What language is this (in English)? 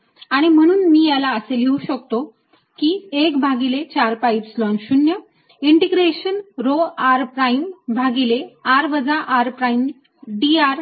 Marathi